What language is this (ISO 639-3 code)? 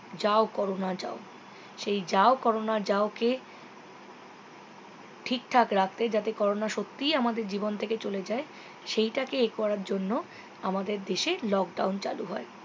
ben